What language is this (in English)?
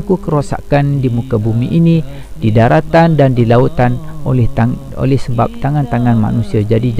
Malay